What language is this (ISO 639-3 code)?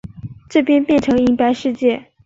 zho